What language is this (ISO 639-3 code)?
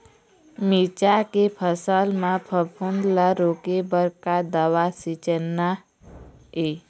hne